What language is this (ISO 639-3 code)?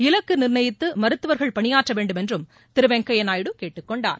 tam